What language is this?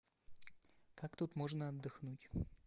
Russian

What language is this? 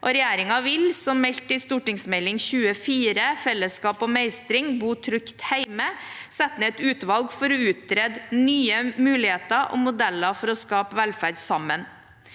Norwegian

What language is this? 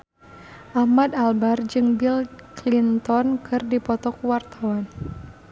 Sundanese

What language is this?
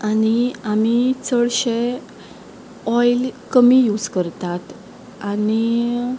Konkani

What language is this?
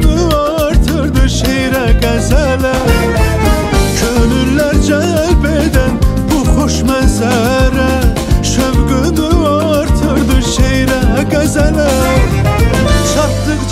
Turkish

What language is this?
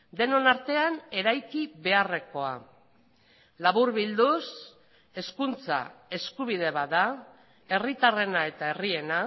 Basque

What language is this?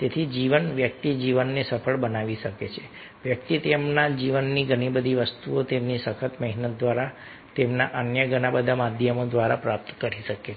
Gujarati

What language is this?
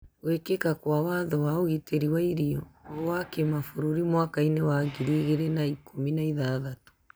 Kikuyu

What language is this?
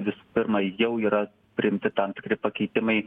Lithuanian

